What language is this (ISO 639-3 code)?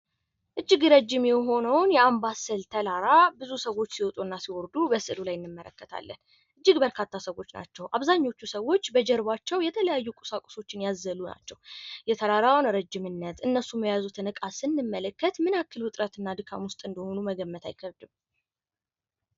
amh